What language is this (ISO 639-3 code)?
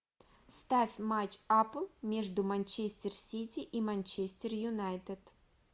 rus